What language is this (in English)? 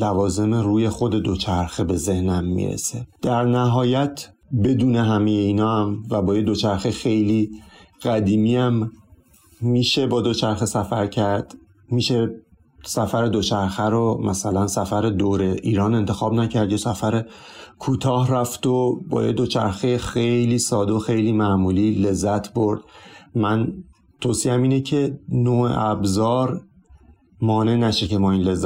Persian